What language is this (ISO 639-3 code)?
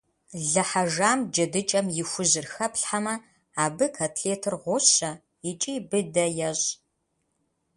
kbd